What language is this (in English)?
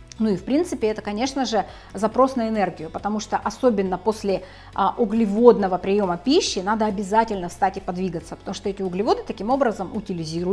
Russian